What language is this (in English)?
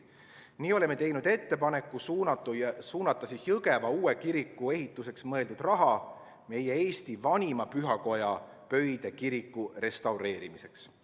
Estonian